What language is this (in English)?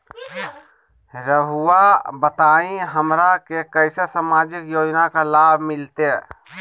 Magahi